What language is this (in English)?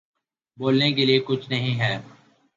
Urdu